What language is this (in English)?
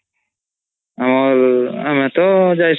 Odia